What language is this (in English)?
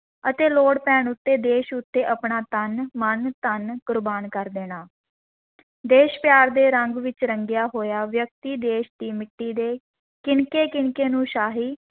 Punjabi